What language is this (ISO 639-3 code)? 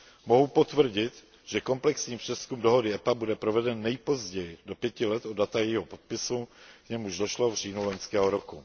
ces